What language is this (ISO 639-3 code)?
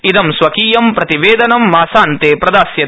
san